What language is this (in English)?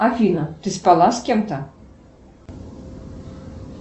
Russian